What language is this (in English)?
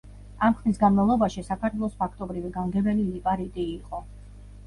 Georgian